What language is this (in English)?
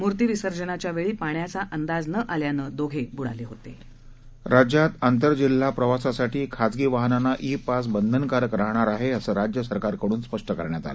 Marathi